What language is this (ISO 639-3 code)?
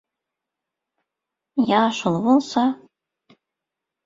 tuk